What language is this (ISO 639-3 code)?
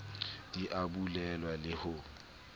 sot